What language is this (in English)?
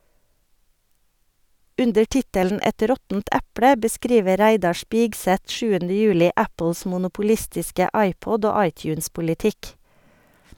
Norwegian